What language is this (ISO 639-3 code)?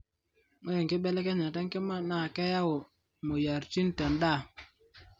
mas